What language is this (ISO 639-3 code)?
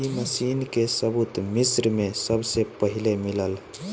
bho